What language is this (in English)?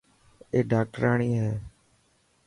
Dhatki